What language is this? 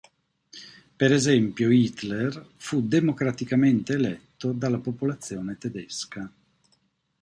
Italian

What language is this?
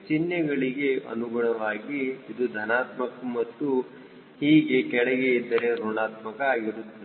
Kannada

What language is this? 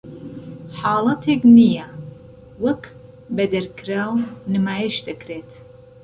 Central Kurdish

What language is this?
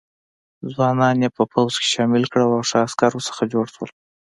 Pashto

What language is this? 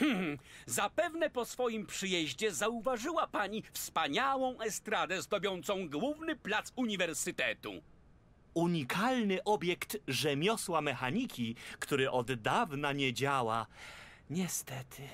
Polish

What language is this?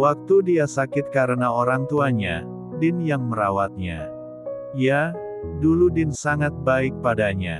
Indonesian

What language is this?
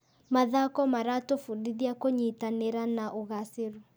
Kikuyu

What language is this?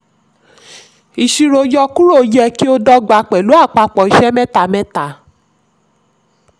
Yoruba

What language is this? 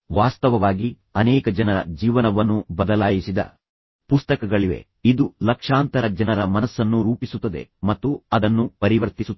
Kannada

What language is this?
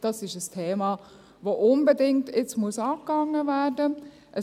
Swiss German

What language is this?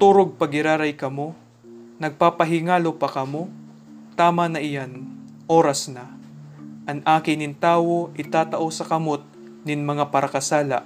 Filipino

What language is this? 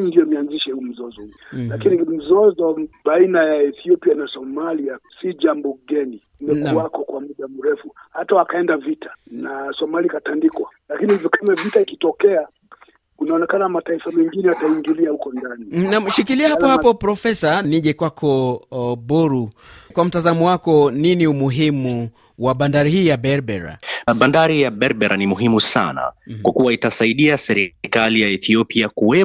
Swahili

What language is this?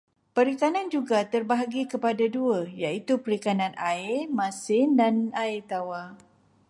Malay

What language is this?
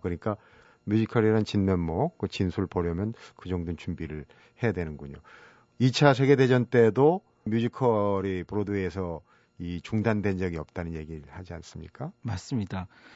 Korean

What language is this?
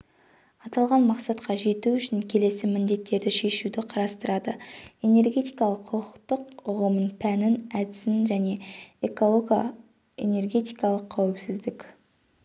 Kazakh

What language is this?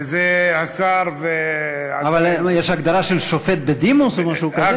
Hebrew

